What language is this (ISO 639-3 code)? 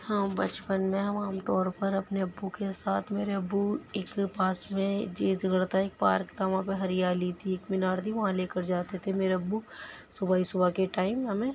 urd